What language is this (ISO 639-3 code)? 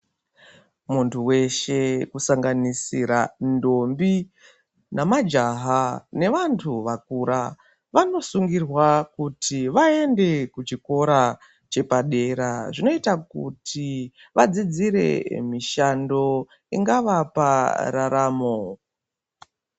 ndc